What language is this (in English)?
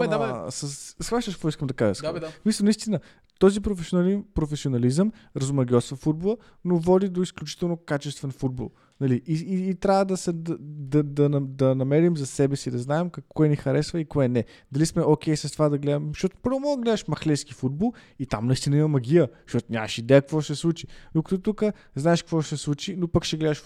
Bulgarian